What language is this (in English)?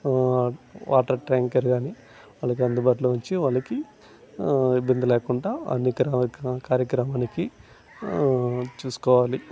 Telugu